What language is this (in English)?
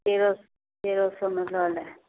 Maithili